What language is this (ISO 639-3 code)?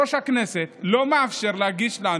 heb